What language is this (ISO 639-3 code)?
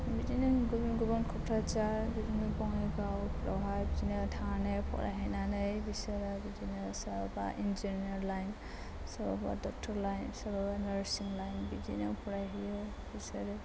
brx